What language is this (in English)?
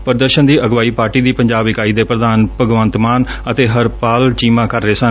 Punjabi